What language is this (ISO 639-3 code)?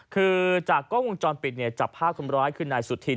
tha